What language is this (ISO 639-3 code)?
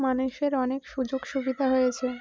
ben